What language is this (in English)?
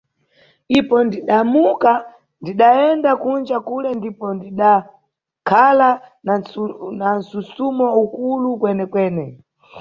Nyungwe